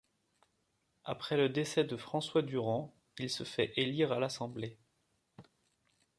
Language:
French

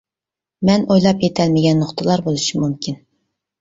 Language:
Uyghur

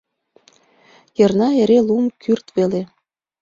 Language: Mari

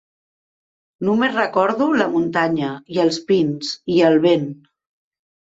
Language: Catalan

